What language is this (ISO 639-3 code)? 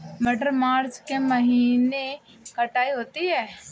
hin